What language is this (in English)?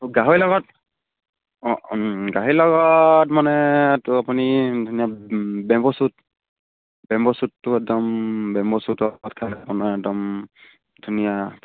Assamese